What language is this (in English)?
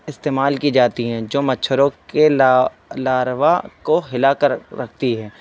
Urdu